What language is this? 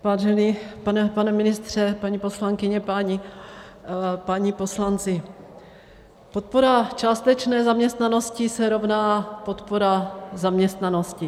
Czech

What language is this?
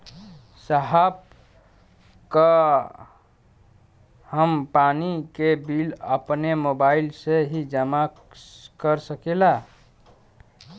Bhojpuri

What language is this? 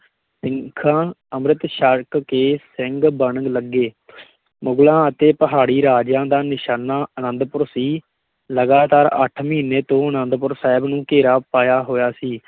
Punjabi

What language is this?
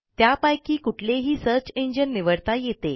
Marathi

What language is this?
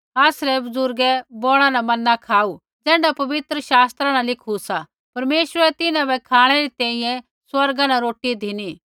Kullu Pahari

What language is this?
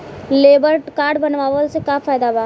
Bhojpuri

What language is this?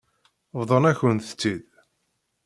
Kabyle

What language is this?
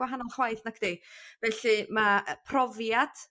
Welsh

